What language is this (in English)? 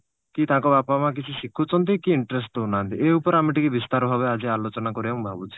Odia